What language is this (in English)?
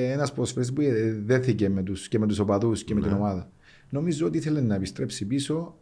Greek